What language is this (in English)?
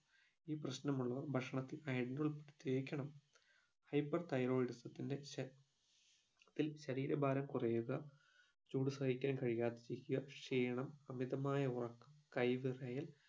Malayalam